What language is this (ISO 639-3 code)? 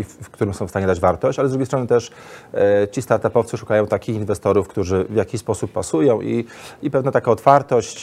pol